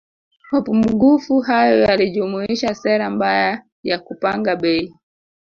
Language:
Swahili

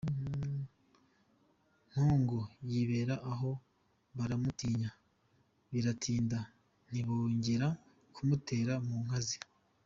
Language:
Kinyarwanda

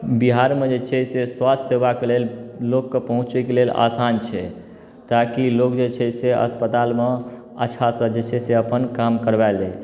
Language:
Maithili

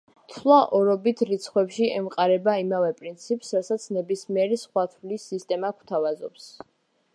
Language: Georgian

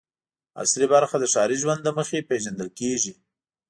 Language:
Pashto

